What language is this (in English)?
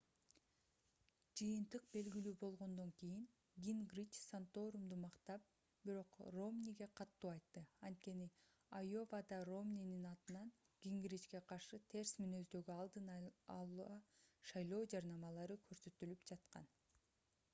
Kyrgyz